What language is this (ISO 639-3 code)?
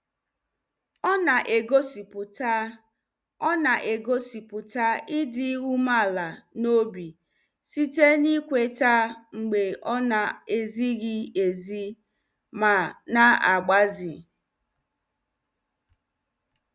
ibo